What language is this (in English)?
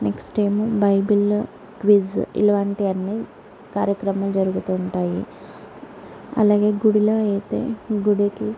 Telugu